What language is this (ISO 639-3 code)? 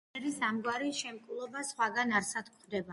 kat